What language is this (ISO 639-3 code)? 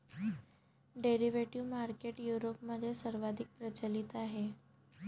mar